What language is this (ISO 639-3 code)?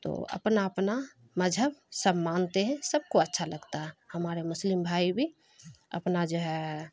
urd